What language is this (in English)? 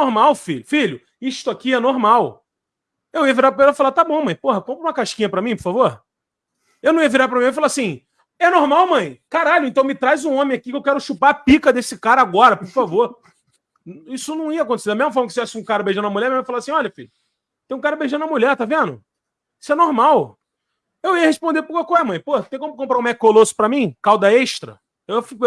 Portuguese